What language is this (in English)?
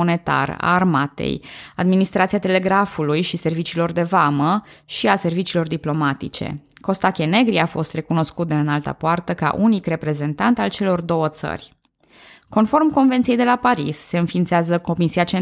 Romanian